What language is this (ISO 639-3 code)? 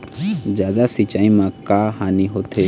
hne